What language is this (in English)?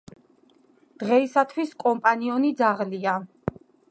Georgian